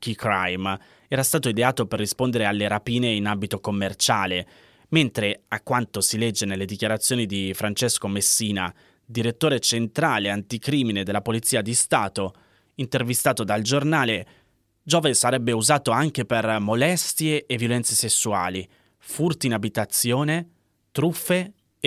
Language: Italian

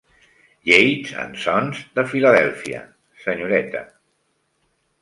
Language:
Catalan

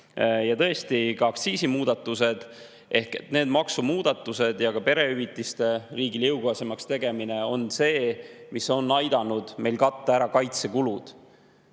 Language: Estonian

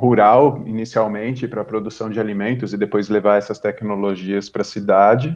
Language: Portuguese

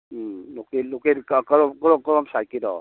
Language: Manipuri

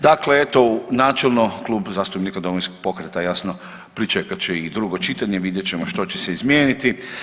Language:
Croatian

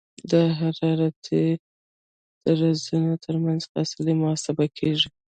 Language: Pashto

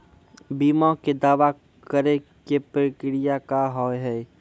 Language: Maithili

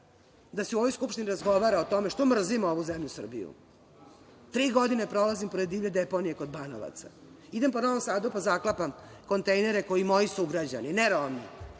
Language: Serbian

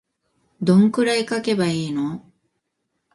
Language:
Japanese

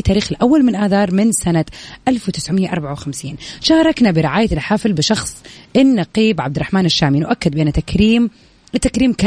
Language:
Arabic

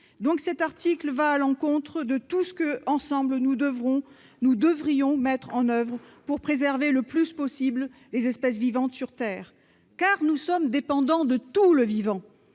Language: French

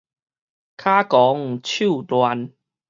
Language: Min Nan Chinese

